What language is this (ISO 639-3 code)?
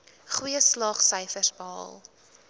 afr